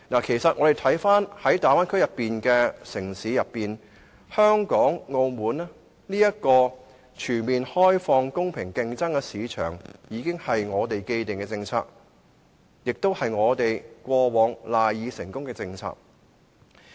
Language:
Cantonese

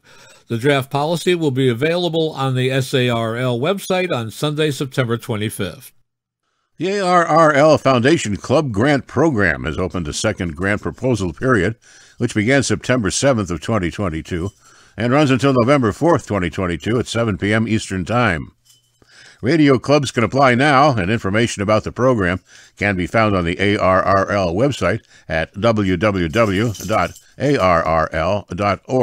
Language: English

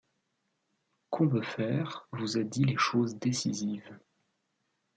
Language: French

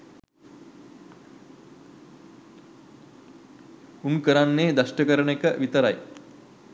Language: Sinhala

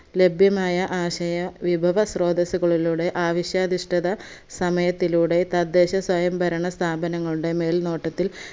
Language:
Malayalam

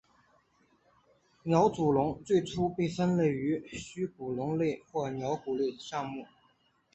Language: Chinese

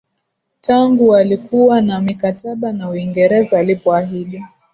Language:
Swahili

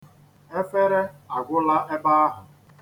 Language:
Igbo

